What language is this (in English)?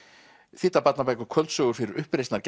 Icelandic